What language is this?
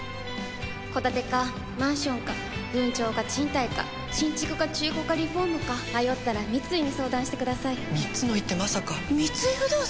Japanese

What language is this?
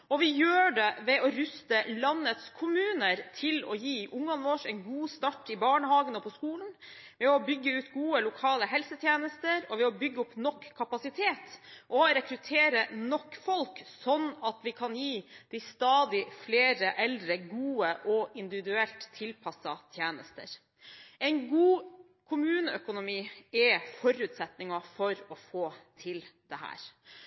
Norwegian Bokmål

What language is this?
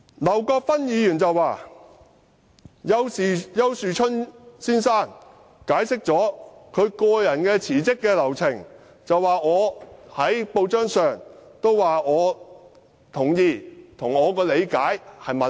Cantonese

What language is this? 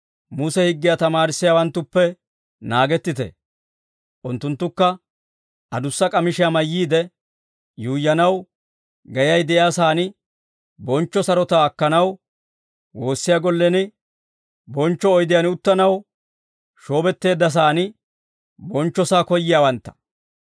Dawro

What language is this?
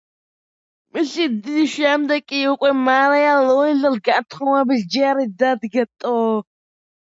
Georgian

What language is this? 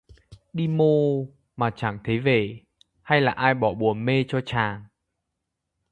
Vietnamese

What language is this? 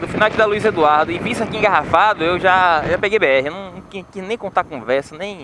Portuguese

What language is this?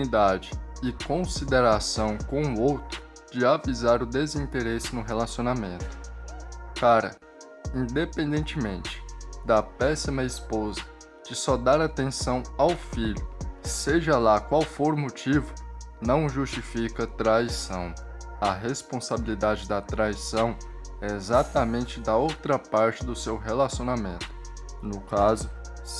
Portuguese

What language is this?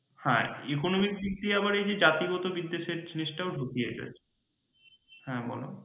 Bangla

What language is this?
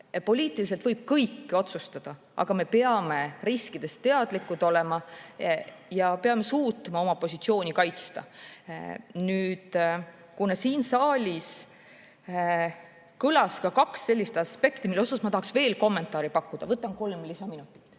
Estonian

